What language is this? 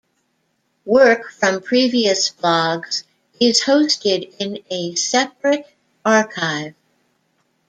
English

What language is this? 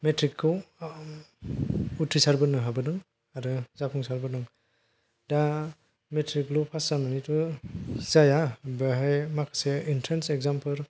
Bodo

